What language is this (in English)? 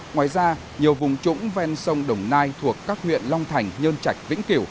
Vietnamese